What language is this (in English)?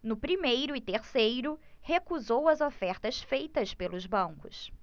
Portuguese